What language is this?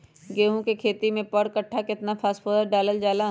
Magahi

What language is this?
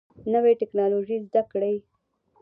Pashto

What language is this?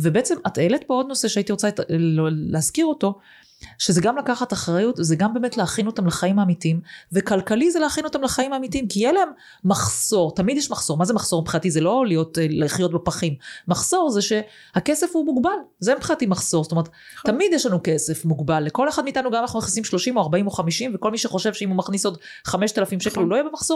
Hebrew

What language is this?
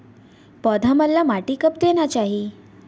Chhattisgarhi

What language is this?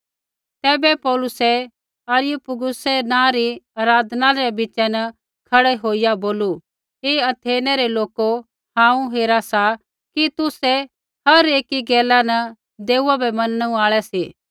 Kullu Pahari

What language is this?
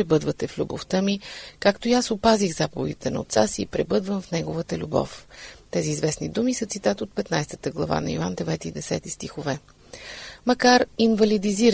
Bulgarian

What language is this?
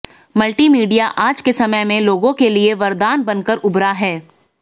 Hindi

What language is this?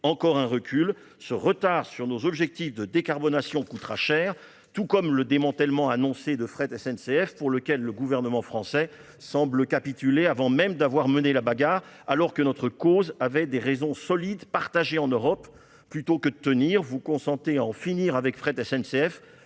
French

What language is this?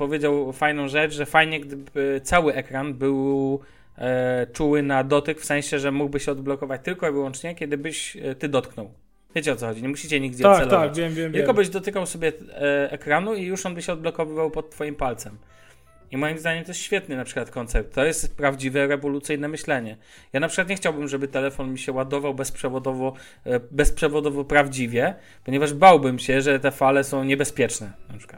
Polish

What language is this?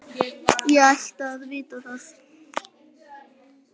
Icelandic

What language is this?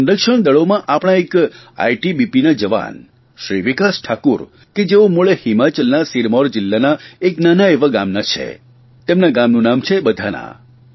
Gujarati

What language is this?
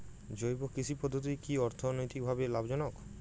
Bangla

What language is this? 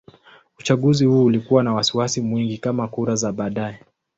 Swahili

